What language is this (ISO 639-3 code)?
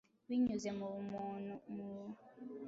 kin